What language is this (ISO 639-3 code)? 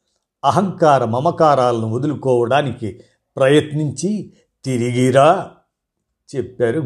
tel